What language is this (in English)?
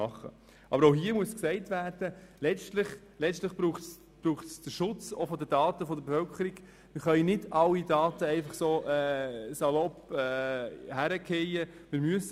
Swiss German